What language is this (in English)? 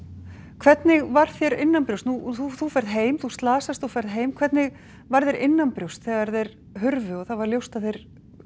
Icelandic